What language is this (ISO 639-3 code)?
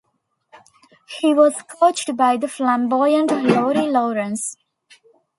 eng